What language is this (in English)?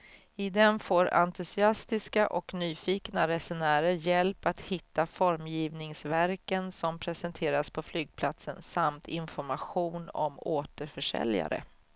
Swedish